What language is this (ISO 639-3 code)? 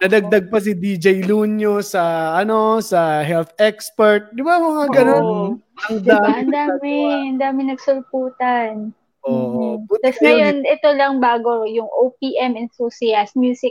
fil